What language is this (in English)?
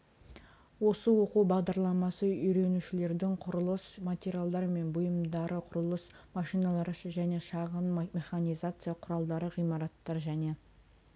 Kazakh